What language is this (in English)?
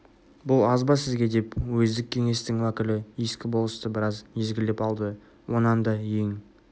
Kazakh